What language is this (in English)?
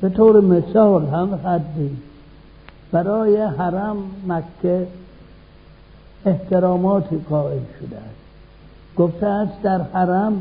Persian